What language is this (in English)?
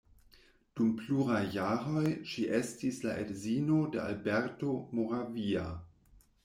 Esperanto